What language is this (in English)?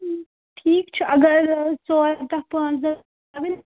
Kashmiri